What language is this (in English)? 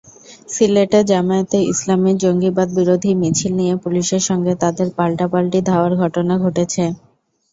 Bangla